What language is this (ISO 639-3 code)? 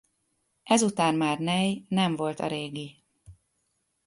hun